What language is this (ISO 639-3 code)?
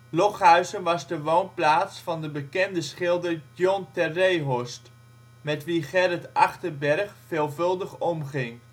nld